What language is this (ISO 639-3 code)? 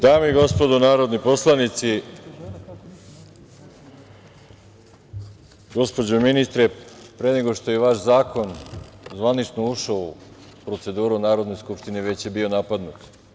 srp